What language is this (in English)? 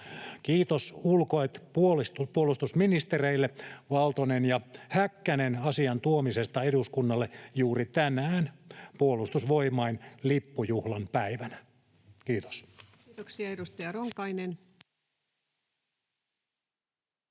Finnish